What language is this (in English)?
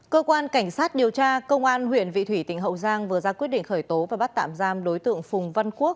Vietnamese